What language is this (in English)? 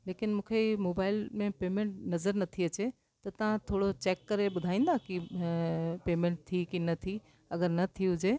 Sindhi